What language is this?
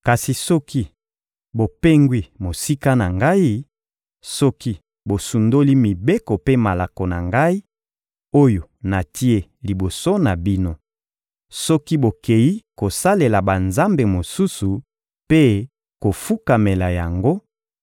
Lingala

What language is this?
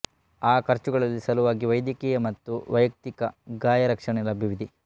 Kannada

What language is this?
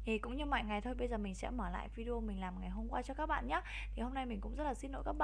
Vietnamese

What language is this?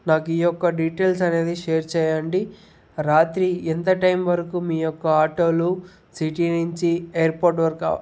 Telugu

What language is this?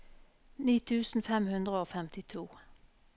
Norwegian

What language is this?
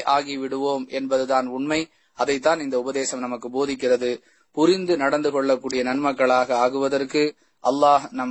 Arabic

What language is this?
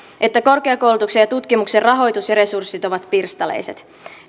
Finnish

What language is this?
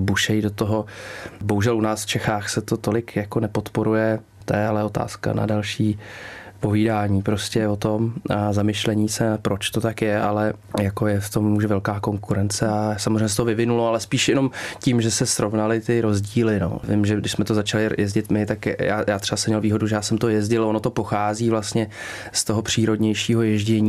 Czech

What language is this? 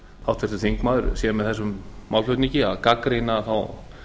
Icelandic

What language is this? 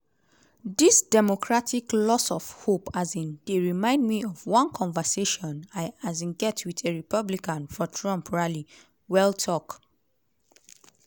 Nigerian Pidgin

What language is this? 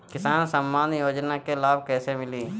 Bhojpuri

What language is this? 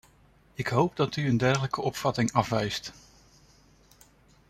Dutch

